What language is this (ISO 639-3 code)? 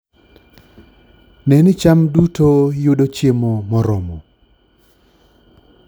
luo